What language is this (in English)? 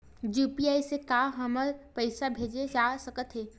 Chhattisgarhi